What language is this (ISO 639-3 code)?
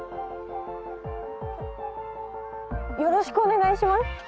jpn